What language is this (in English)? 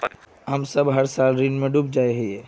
Magahi